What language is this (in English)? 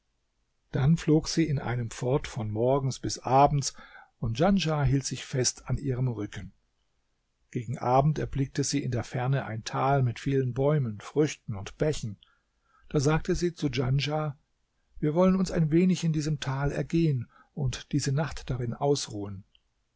German